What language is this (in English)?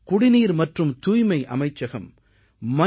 Tamil